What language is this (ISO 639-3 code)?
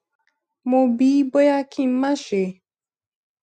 yor